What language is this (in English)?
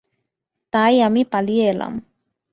Bangla